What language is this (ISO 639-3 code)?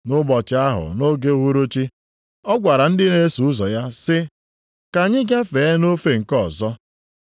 ibo